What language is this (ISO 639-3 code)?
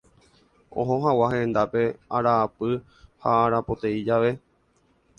grn